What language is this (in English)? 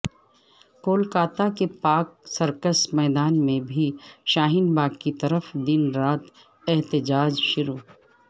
Urdu